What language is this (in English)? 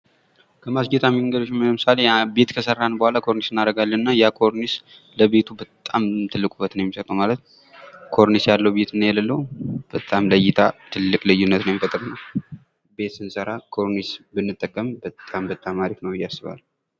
Amharic